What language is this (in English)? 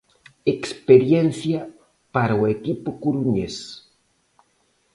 Galician